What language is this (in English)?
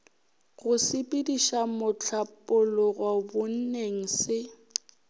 Northern Sotho